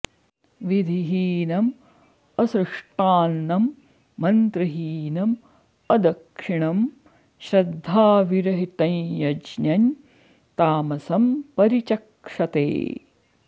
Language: Sanskrit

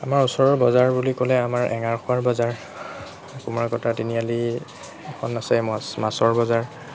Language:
Assamese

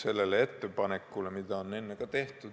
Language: Estonian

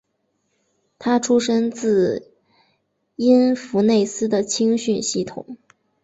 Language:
Chinese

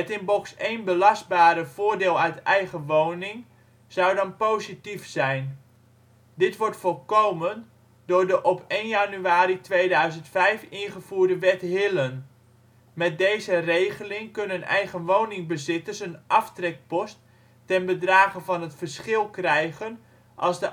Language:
Dutch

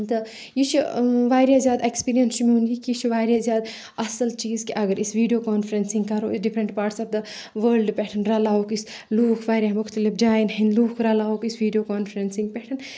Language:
Kashmiri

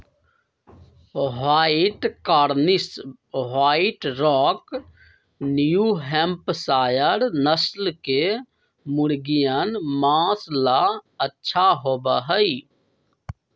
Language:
Magahi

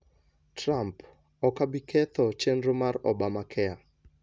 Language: Luo (Kenya and Tanzania)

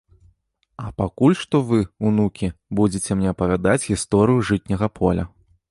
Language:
Belarusian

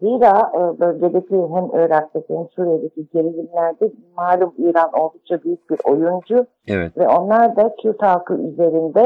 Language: Turkish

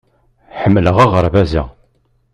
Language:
Kabyle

